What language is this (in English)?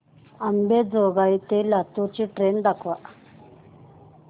Marathi